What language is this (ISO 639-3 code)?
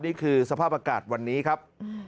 tha